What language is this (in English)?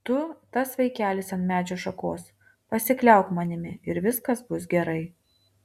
Lithuanian